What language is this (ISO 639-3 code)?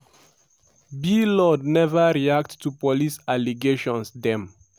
pcm